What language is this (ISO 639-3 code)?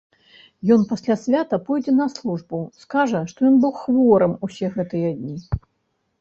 bel